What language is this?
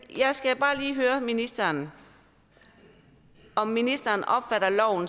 Danish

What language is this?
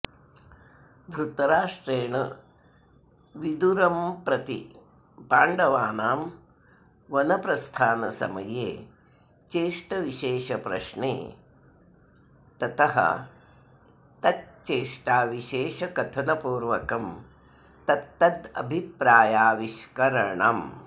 Sanskrit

